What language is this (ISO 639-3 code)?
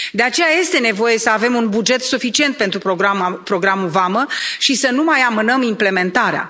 ron